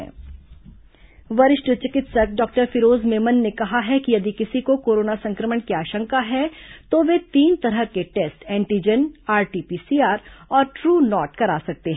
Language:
Hindi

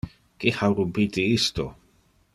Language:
Interlingua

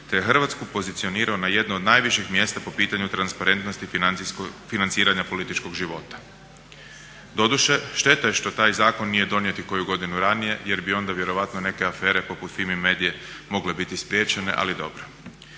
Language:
Croatian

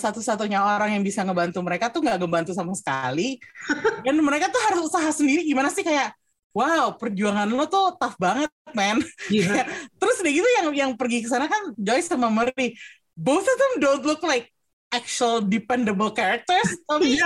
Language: Indonesian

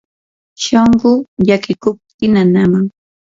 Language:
Yanahuanca Pasco Quechua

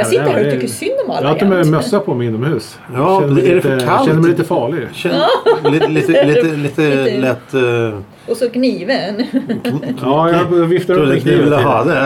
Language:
Swedish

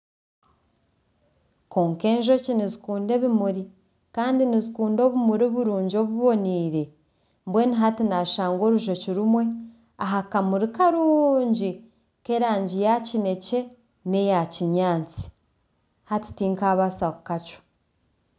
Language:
Nyankole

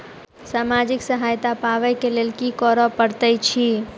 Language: Maithili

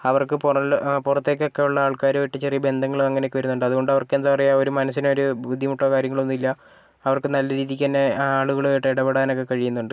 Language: Malayalam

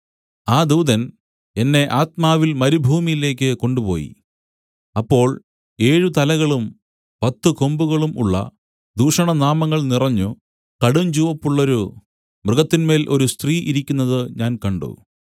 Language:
Malayalam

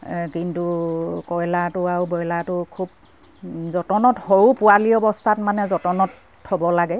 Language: Assamese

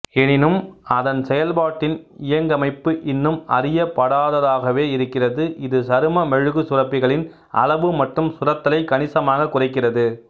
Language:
Tamil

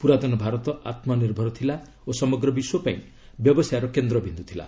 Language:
Odia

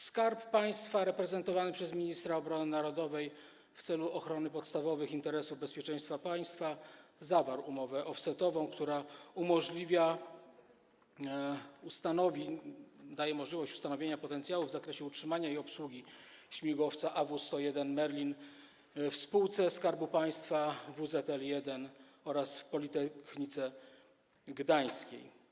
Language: Polish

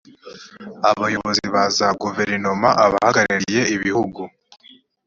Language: Kinyarwanda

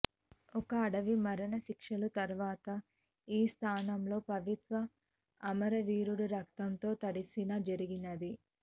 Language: Telugu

